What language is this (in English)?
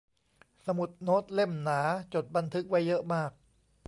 Thai